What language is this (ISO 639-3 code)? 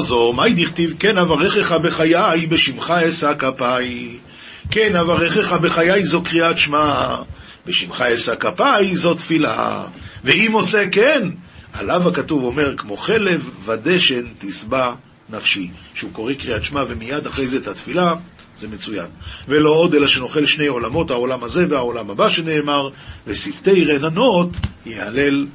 heb